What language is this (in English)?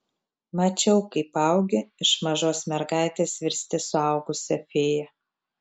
Lithuanian